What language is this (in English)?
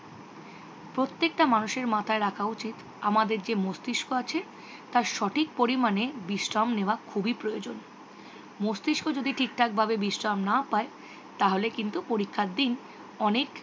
Bangla